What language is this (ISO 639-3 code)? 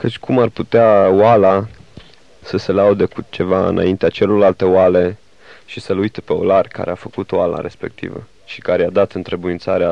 ron